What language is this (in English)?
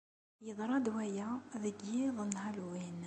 Kabyle